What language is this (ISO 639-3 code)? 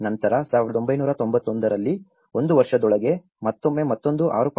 kan